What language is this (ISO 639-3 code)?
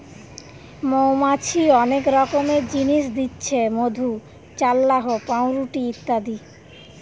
ben